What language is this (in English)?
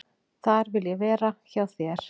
Icelandic